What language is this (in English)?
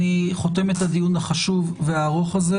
Hebrew